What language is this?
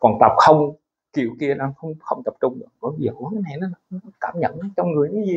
Vietnamese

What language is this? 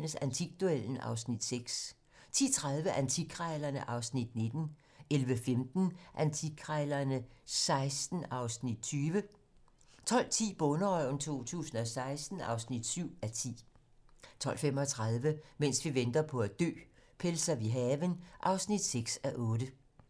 Danish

